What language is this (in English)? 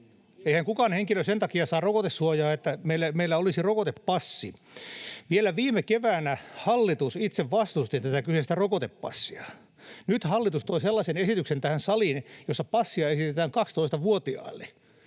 Finnish